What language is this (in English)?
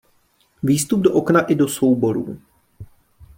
Czech